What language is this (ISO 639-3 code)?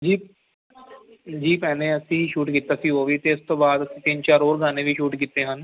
pan